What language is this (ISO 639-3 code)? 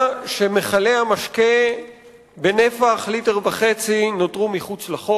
heb